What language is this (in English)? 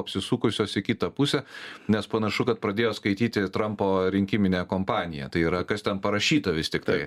Lithuanian